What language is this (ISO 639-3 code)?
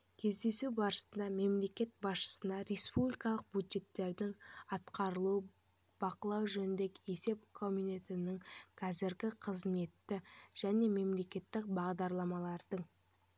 kaz